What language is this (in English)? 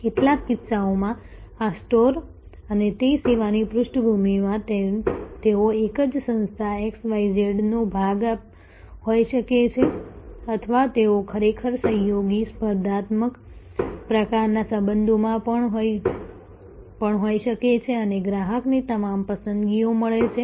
Gujarati